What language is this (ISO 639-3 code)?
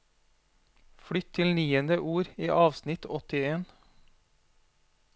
nor